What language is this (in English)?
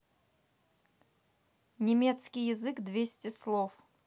Russian